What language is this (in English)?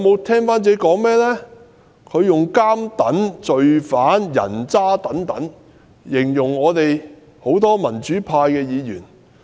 Cantonese